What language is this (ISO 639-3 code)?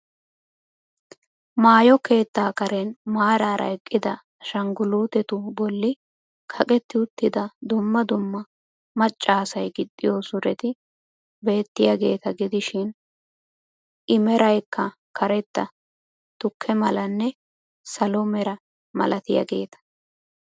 wal